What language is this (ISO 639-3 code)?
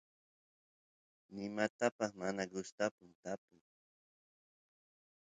qus